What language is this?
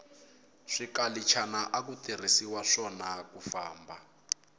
Tsonga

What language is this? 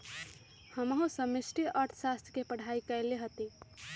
Magahi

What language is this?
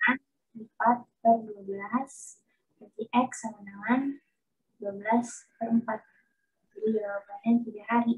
Indonesian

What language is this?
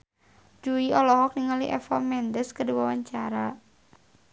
Sundanese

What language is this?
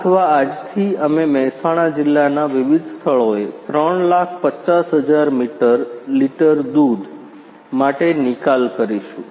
Gujarati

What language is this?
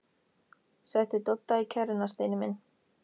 Icelandic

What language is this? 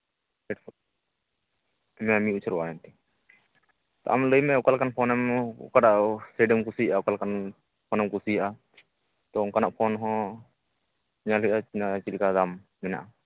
Santali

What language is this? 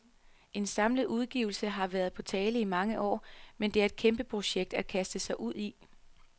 Danish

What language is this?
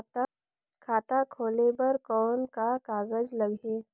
Chhattisgarhi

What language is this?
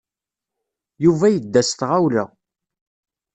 Kabyle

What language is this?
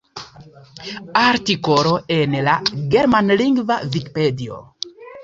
Esperanto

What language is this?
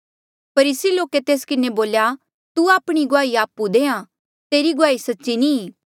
Mandeali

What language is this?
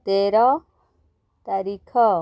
Odia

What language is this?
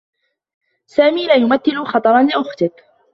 Arabic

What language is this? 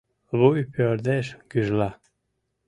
Mari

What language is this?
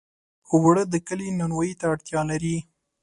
Pashto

